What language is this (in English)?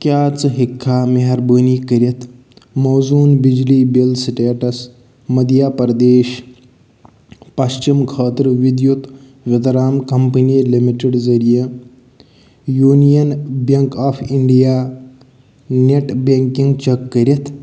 Kashmiri